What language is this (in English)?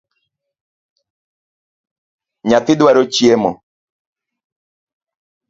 Luo (Kenya and Tanzania)